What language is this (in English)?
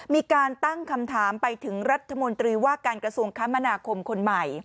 Thai